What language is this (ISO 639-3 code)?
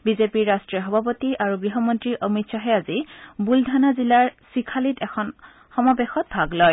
asm